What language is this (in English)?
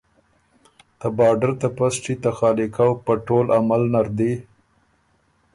Ormuri